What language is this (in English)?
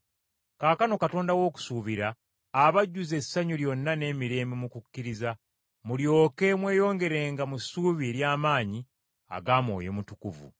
Ganda